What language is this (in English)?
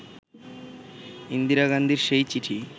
Bangla